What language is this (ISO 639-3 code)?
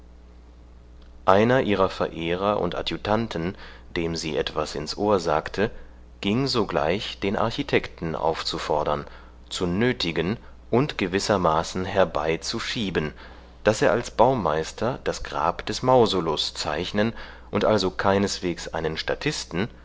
deu